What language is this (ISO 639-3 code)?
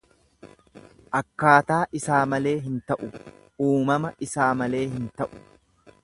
orm